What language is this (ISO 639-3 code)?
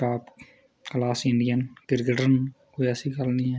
doi